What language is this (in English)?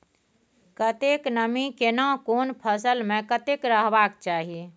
Maithili